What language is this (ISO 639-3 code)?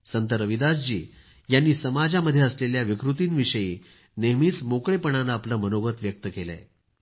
mar